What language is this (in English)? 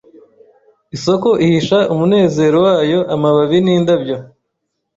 Kinyarwanda